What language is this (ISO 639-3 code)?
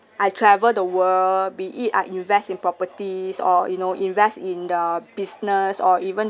eng